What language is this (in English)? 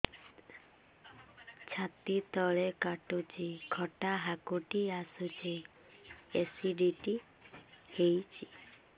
Odia